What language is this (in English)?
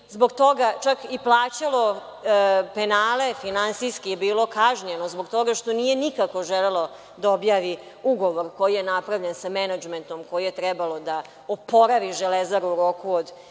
Serbian